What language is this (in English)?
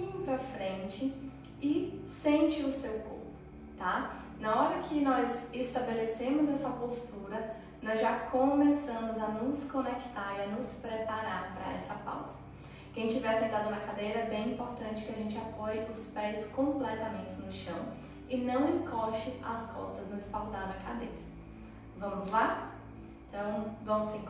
Portuguese